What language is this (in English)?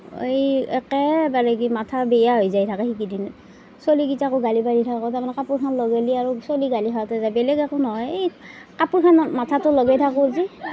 Assamese